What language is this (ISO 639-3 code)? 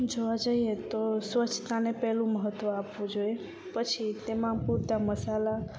guj